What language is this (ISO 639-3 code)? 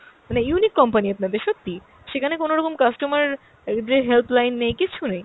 ben